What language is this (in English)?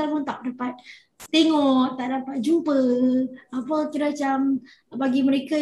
Malay